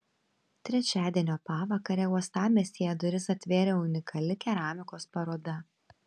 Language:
Lithuanian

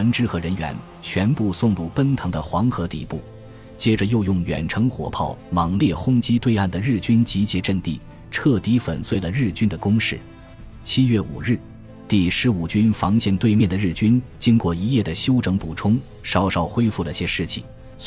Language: Chinese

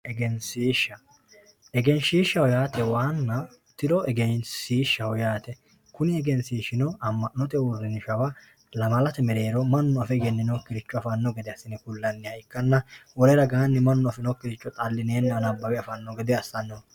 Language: Sidamo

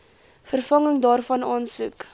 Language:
Afrikaans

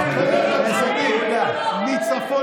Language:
Hebrew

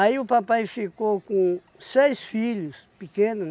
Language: Portuguese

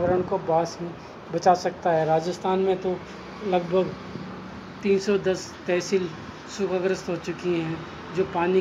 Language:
Hindi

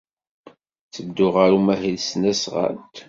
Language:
Kabyle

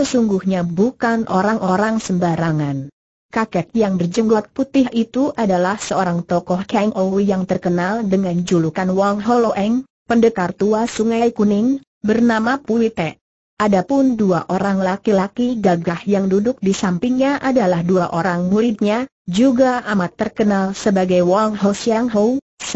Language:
Indonesian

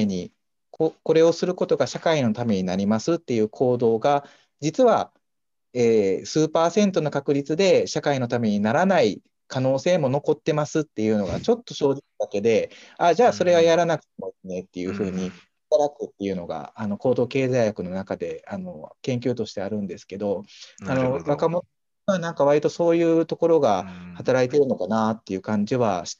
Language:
Japanese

